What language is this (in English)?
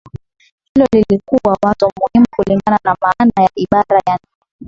Swahili